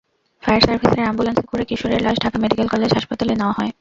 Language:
Bangla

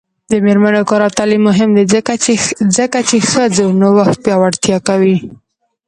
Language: Pashto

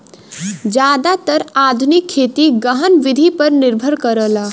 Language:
Bhojpuri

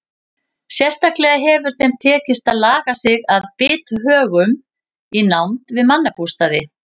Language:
Icelandic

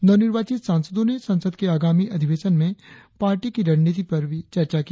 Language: Hindi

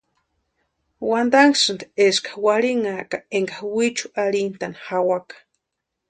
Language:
Western Highland Purepecha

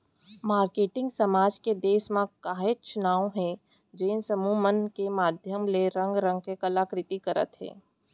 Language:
Chhattisgarhi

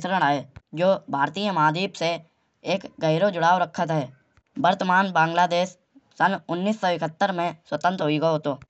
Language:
Kanauji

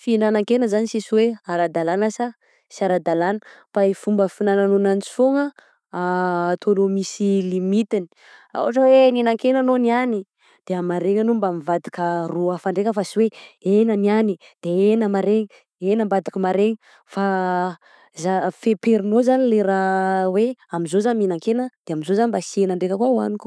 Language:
Southern Betsimisaraka Malagasy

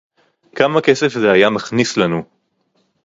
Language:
Hebrew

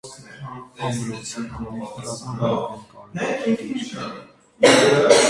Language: Armenian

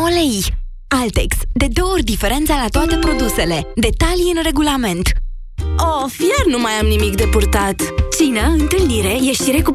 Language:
Romanian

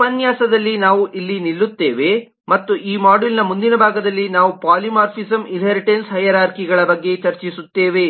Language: Kannada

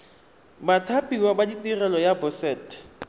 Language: Tswana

